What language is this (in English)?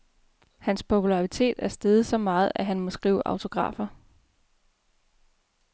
Danish